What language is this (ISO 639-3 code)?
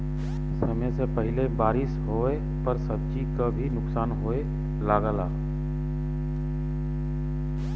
bho